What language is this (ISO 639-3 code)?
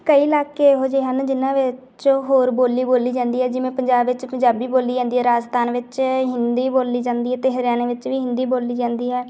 pan